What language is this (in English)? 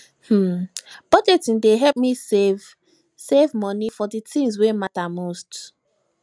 Nigerian Pidgin